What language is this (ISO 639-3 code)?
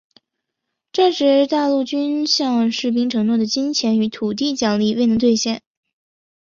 zho